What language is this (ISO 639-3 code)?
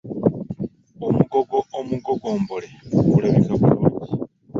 lug